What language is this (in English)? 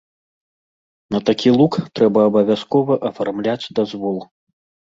Belarusian